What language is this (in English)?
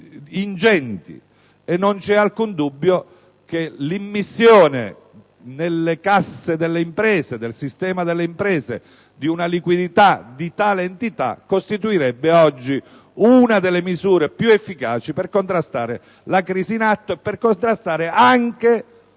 Italian